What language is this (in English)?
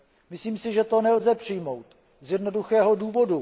Czech